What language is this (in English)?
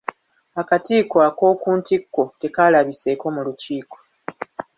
Ganda